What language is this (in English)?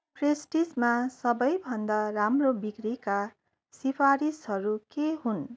Nepali